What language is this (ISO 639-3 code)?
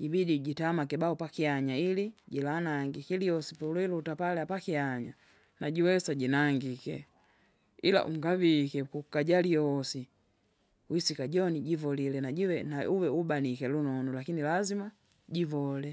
zga